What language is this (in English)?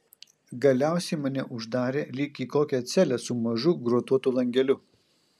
Lithuanian